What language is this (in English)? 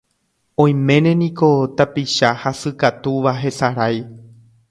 Guarani